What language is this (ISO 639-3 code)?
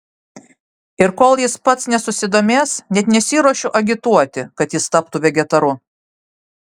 lit